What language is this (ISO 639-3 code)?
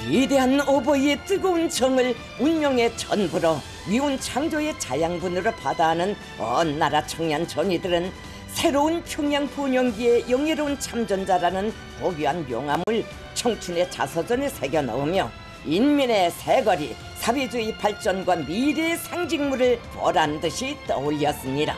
kor